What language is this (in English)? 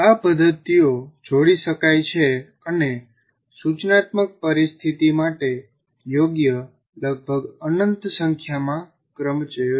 Gujarati